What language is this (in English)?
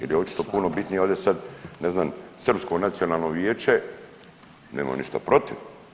Croatian